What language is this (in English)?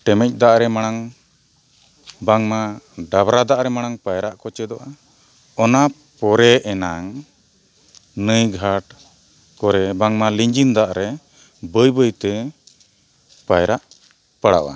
Santali